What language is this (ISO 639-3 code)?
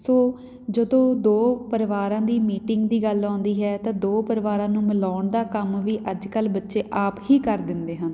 pan